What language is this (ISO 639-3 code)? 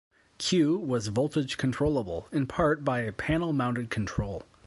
eng